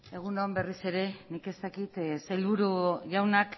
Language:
Basque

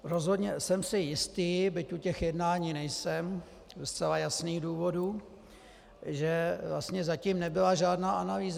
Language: Czech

